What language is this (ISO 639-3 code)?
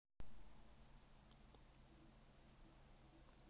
rus